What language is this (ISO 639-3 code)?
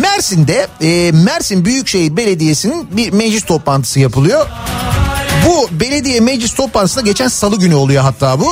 tur